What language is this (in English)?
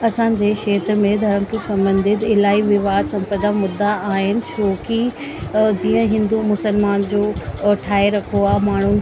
Sindhi